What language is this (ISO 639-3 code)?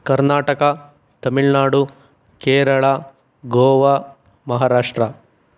kan